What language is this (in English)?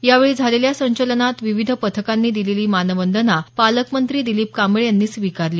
Marathi